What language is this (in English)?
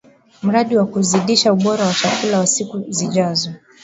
Swahili